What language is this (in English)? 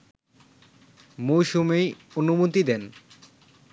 Bangla